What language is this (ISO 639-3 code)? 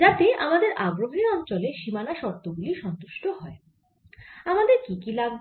ben